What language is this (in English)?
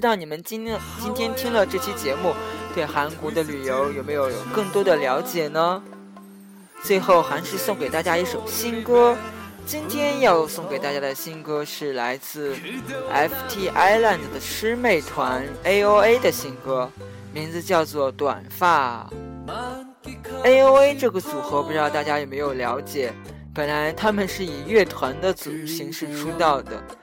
Chinese